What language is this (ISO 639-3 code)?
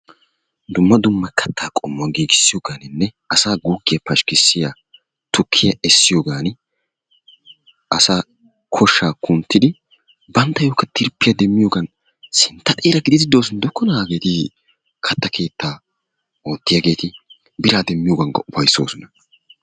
wal